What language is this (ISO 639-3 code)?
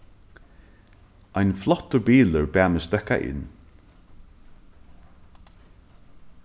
fao